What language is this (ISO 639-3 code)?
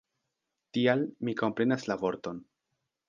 epo